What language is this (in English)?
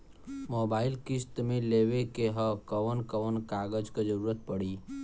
Bhojpuri